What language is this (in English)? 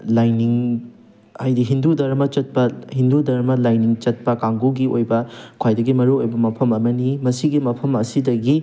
Manipuri